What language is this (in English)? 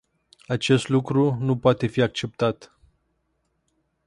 Romanian